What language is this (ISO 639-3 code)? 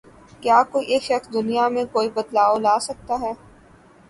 urd